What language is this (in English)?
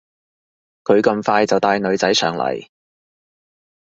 Cantonese